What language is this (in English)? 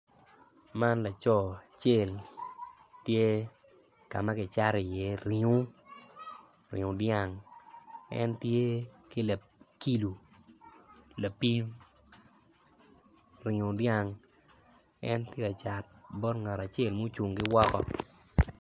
Acoli